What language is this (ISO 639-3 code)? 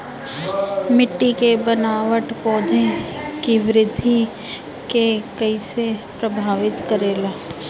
bho